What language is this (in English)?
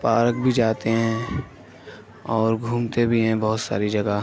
Urdu